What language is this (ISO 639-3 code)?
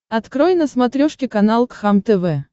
rus